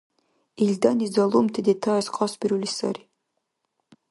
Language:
Dargwa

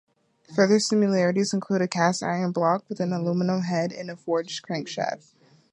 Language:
English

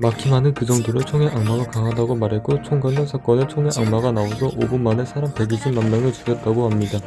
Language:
Korean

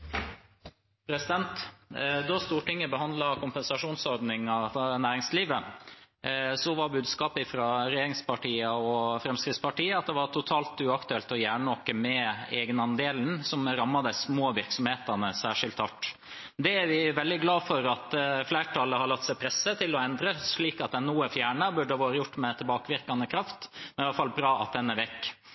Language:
Norwegian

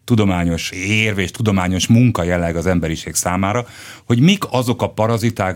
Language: Hungarian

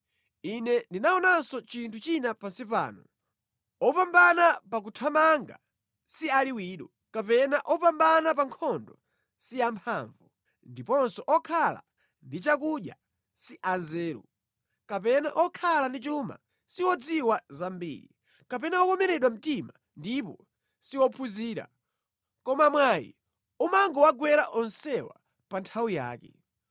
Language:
Nyanja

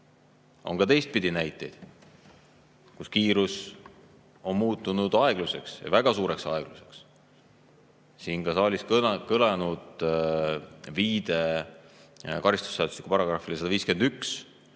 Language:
Estonian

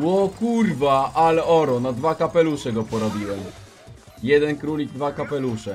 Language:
Polish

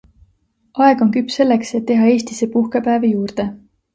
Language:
Estonian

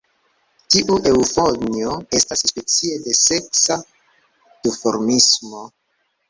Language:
Esperanto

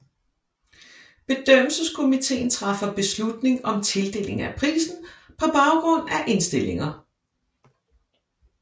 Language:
Danish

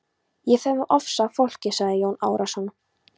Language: Icelandic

